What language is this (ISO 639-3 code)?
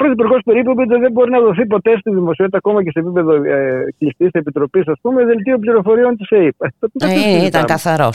ell